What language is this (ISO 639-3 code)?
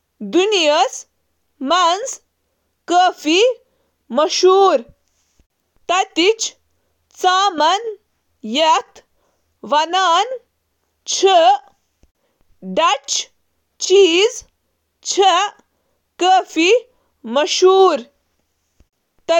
kas